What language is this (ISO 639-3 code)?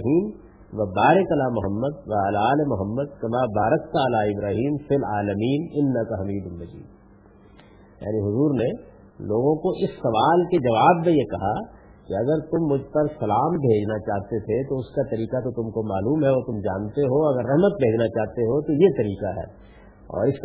urd